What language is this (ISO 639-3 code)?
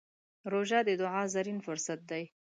pus